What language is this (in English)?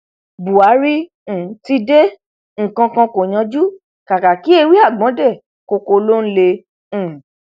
Yoruba